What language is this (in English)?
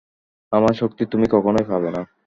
Bangla